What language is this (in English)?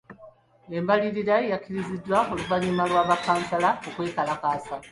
Ganda